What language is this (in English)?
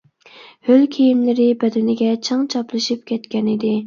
Uyghur